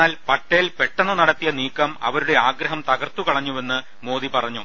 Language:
Malayalam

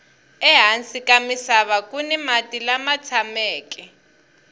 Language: Tsonga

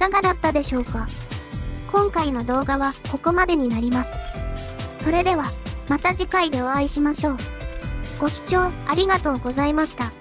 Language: Japanese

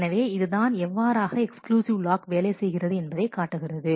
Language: Tamil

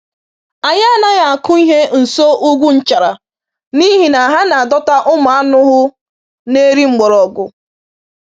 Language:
Igbo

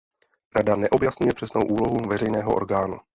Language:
Czech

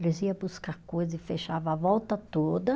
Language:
Portuguese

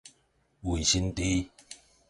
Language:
Min Nan Chinese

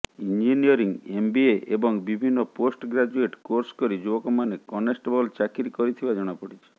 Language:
Odia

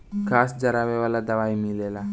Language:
Bhojpuri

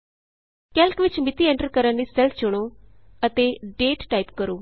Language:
Punjabi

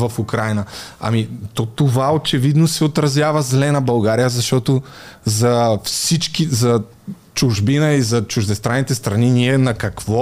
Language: Bulgarian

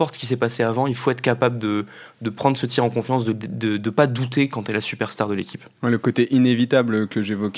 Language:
French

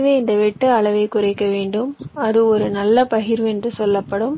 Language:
Tamil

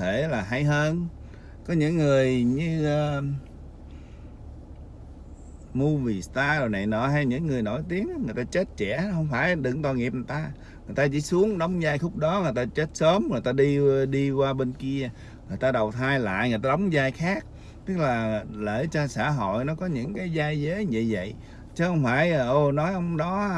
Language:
Vietnamese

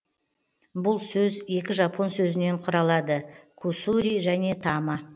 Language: Kazakh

